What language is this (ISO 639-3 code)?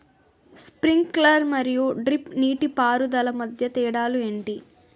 tel